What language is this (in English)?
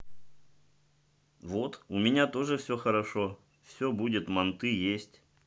Russian